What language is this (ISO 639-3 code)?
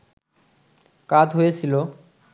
ben